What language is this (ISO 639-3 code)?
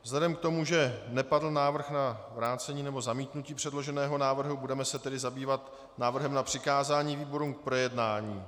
ces